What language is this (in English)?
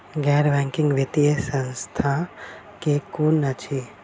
Maithili